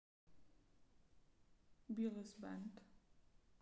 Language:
Russian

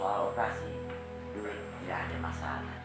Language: Indonesian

